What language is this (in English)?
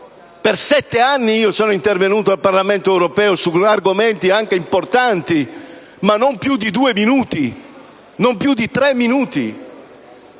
Italian